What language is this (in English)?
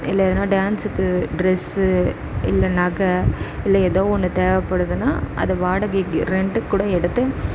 Tamil